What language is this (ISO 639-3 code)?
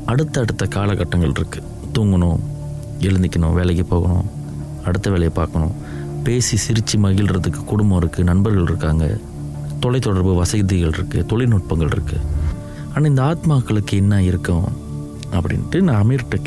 tam